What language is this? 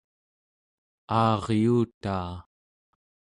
Central Yupik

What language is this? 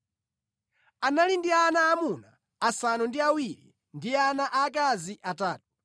Nyanja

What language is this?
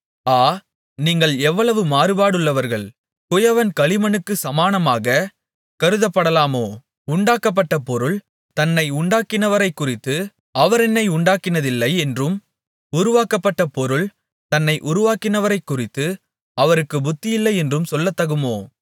Tamil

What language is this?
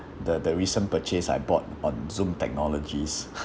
English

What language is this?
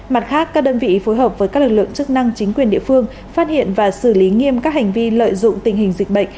Vietnamese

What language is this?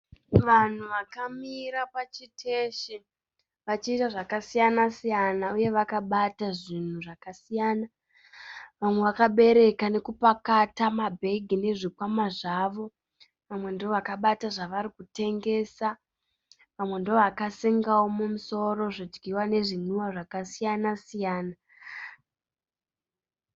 Shona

